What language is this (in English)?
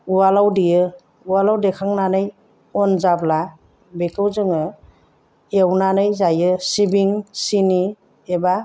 Bodo